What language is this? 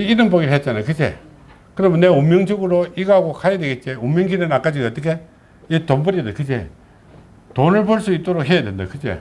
Korean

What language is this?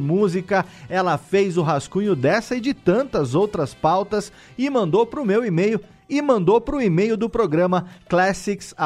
Portuguese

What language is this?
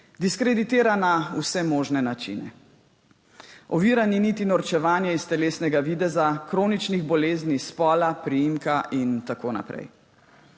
Slovenian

